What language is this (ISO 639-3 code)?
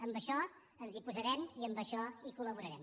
cat